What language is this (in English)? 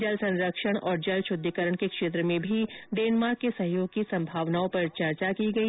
Hindi